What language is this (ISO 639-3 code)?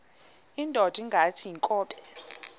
xho